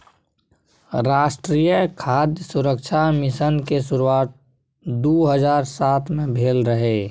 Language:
Maithili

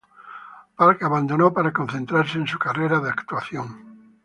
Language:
Spanish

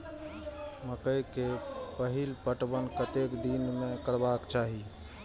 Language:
Maithili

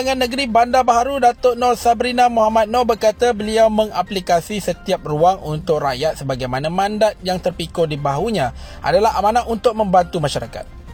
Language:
Malay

